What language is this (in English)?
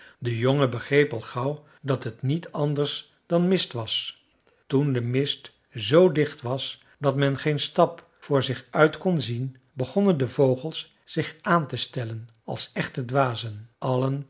Dutch